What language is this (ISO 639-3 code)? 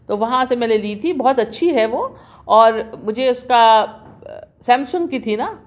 urd